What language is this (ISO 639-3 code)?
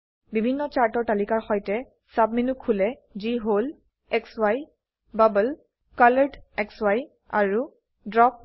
asm